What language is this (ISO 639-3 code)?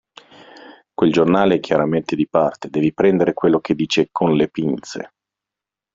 ita